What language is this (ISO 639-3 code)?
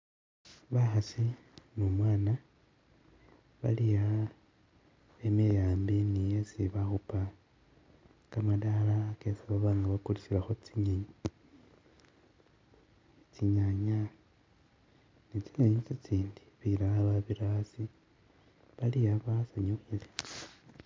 myx